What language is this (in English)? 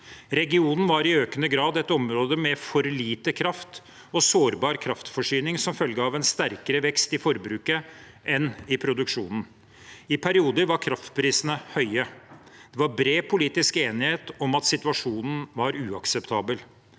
Norwegian